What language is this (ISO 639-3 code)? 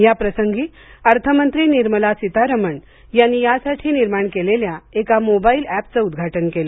mar